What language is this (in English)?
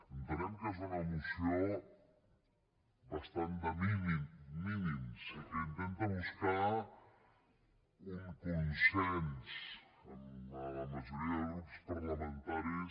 Catalan